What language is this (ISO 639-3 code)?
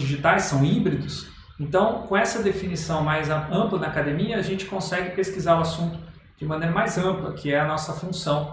por